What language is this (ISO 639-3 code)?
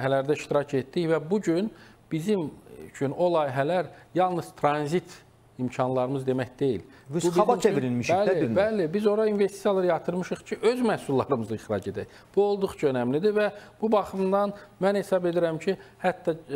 tur